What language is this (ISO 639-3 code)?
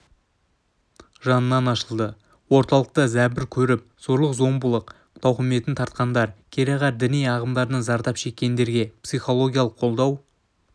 kaz